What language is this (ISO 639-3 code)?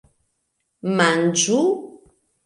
epo